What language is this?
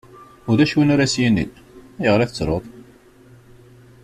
Kabyle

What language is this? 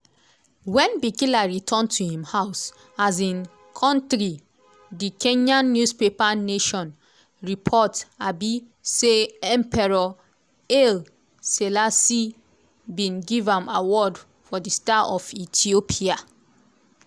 Nigerian Pidgin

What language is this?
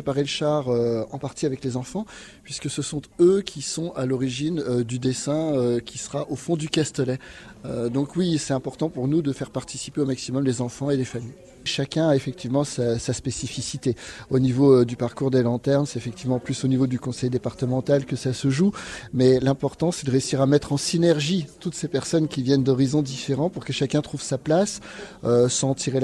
French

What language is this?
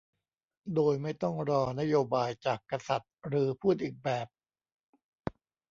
Thai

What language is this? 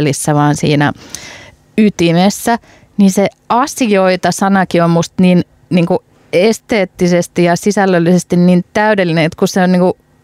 Finnish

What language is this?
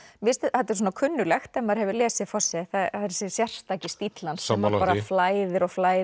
Icelandic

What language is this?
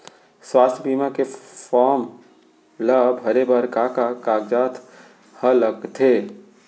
Chhattisgarhi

